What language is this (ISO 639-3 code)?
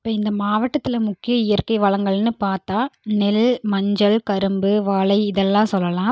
tam